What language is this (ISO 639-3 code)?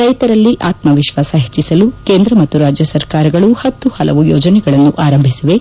kan